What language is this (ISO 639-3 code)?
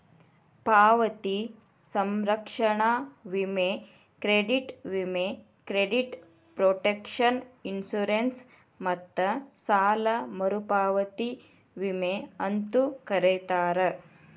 kan